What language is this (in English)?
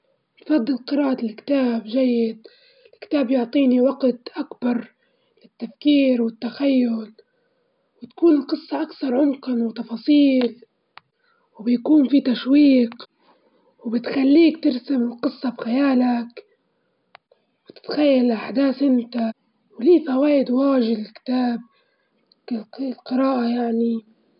Libyan Arabic